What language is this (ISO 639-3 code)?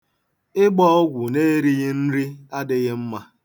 ibo